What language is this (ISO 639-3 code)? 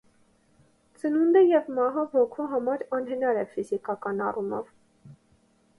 hye